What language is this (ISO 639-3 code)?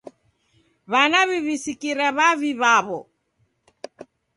dav